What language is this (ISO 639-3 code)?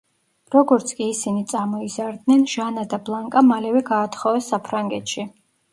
kat